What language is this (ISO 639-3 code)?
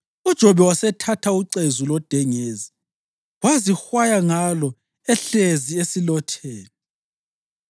nde